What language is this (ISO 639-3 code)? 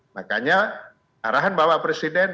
ind